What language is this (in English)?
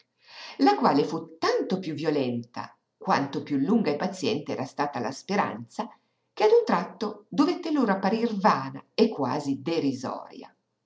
Italian